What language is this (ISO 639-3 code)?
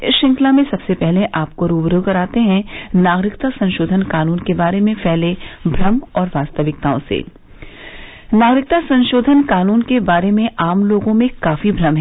hin